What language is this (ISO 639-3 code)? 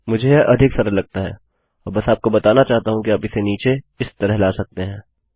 hin